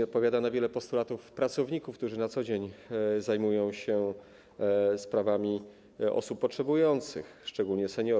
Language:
Polish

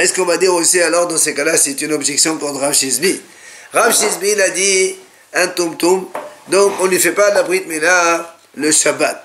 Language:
French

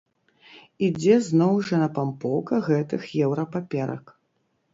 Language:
Belarusian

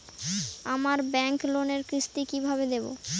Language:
Bangla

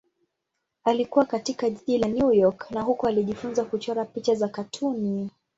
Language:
Swahili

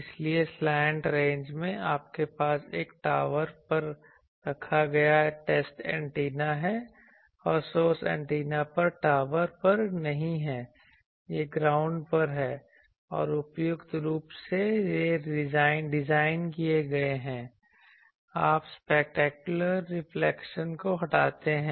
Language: Hindi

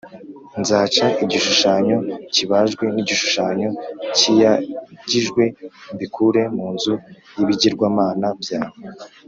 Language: Kinyarwanda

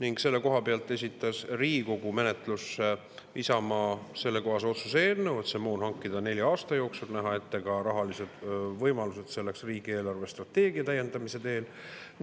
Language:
Estonian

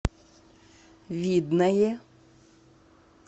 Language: Russian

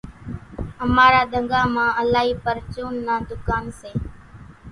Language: Kachi Koli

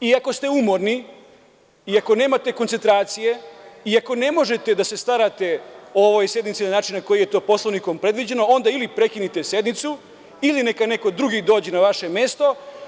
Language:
Serbian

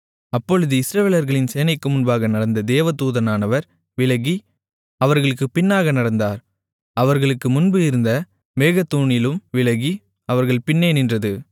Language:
Tamil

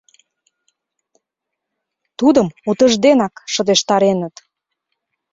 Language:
Mari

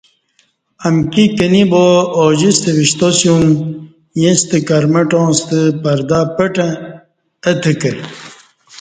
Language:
Kati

